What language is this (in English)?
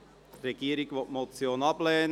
Swiss German